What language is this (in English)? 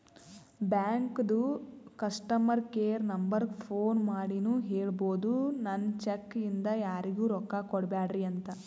Kannada